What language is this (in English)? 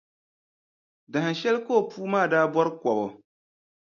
Dagbani